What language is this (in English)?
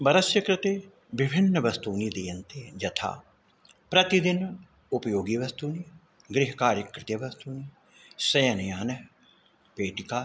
Sanskrit